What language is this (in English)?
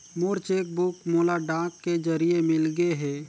Chhattisgarhi